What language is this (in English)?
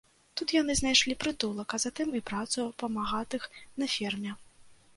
Belarusian